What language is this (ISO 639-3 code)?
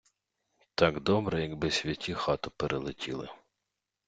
ukr